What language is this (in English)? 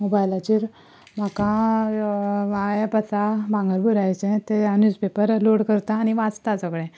Konkani